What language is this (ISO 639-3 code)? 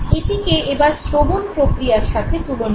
ben